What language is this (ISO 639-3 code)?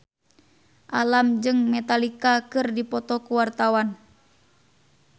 sun